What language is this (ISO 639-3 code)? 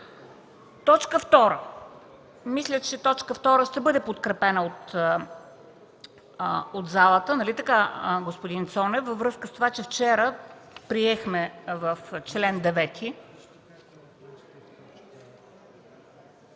bul